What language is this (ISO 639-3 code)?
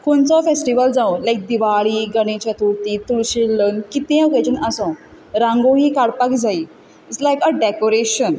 kok